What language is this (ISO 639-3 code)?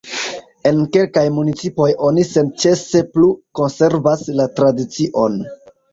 epo